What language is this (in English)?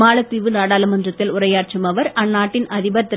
Tamil